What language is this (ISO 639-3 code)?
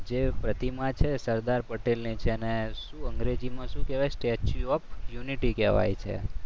guj